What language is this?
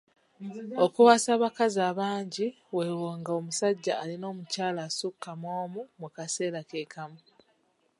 Ganda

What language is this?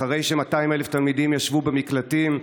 Hebrew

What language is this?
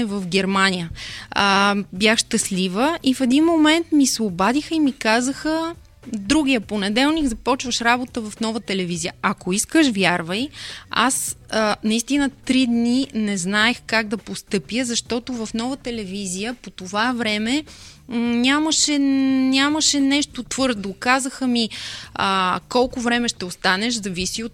Bulgarian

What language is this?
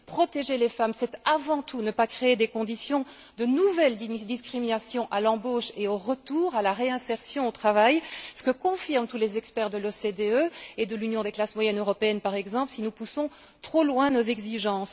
French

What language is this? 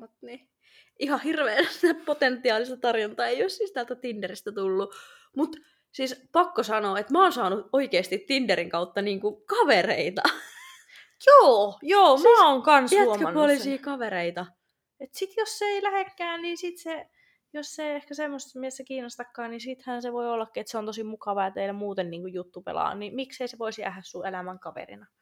Finnish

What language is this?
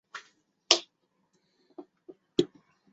Chinese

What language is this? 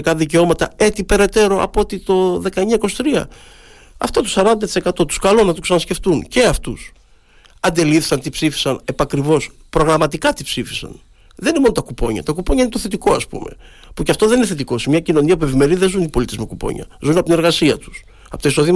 Greek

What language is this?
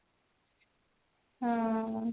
Odia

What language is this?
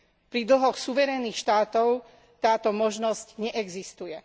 Slovak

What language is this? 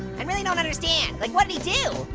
English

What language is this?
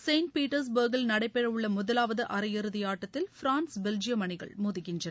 Tamil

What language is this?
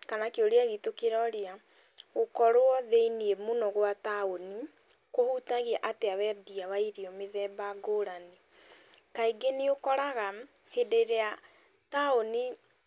Kikuyu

